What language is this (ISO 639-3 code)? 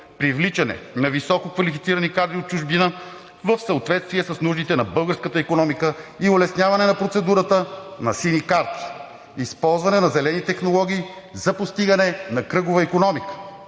bul